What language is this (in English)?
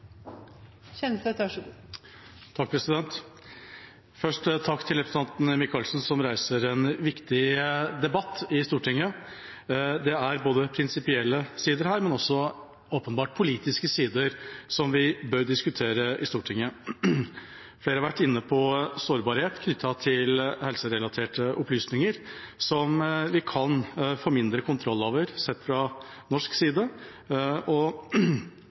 Norwegian Bokmål